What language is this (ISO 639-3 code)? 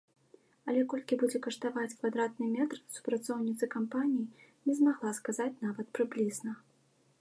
bel